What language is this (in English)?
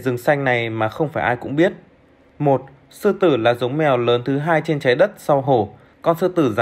Vietnamese